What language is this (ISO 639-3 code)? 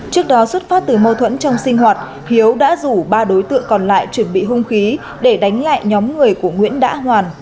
vie